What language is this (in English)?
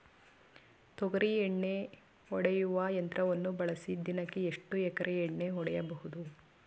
Kannada